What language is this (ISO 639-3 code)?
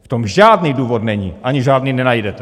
ces